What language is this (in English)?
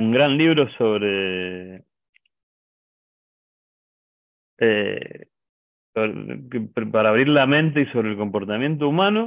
Spanish